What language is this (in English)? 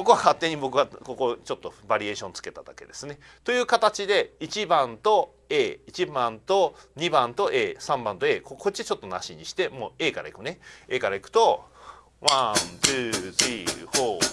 Japanese